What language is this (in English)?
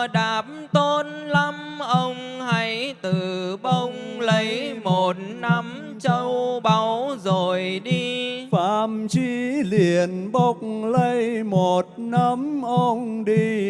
Vietnamese